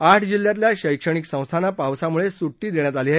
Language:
Marathi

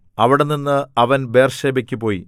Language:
Malayalam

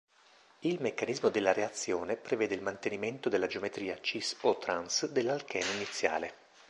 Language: Italian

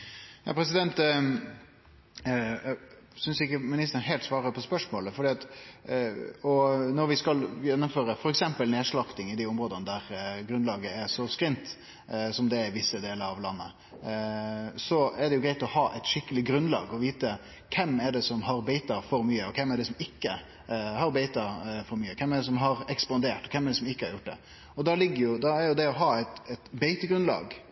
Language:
Norwegian Nynorsk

